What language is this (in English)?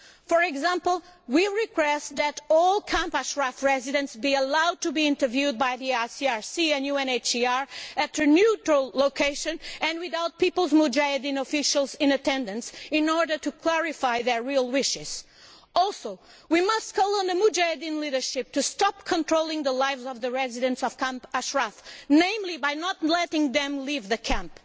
English